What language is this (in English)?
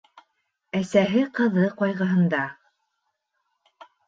Bashkir